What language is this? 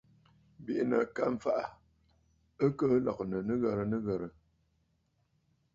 Bafut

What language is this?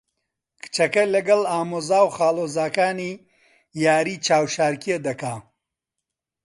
Central Kurdish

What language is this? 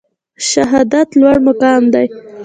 Pashto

